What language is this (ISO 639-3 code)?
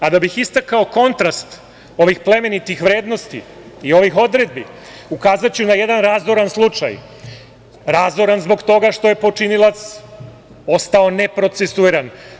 srp